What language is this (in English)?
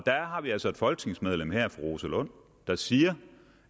Danish